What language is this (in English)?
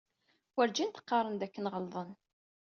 Kabyle